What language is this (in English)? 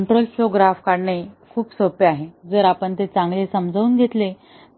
Marathi